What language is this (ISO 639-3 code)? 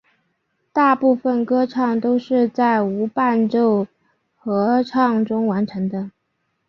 zho